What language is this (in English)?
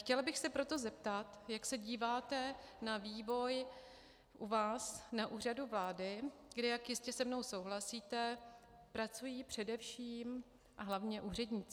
Czech